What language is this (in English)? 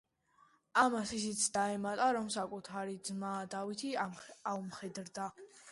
Georgian